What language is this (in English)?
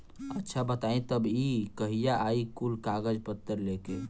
Bhojpuri